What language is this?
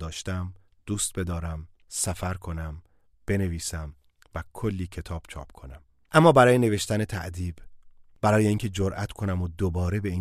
Persian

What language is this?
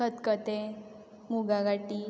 Konkani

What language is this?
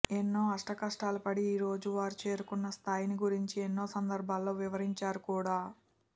Telugu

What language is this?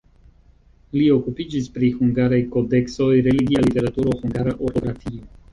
Esperanto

